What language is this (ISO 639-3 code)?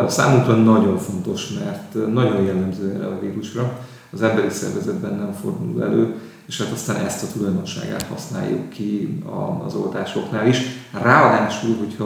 hun